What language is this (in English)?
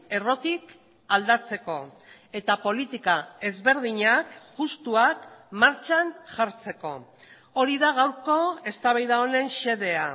Basque